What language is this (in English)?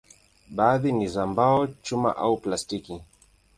Swahili